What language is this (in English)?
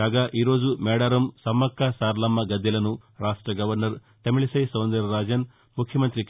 Telugu